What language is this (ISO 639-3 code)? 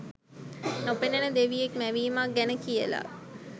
sin